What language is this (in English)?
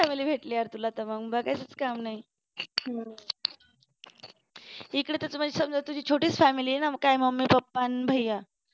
Marathi